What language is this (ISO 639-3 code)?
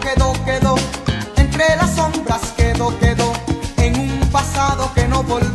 spa